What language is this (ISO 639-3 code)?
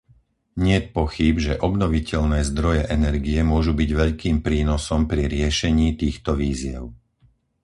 slk